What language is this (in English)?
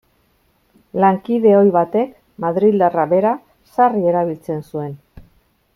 Basque